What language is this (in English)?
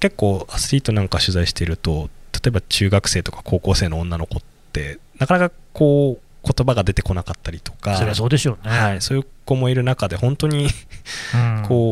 Japanese